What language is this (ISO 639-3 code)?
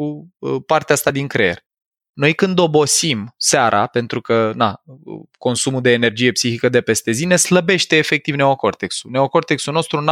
ron